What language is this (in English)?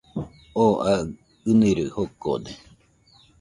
Nüpode Huitoto